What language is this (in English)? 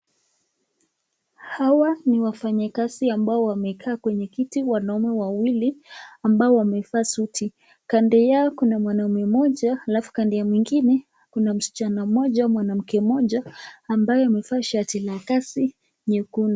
Swahili